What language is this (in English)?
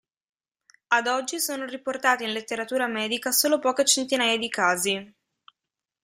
Italian